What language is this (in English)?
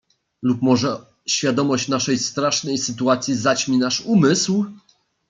Polish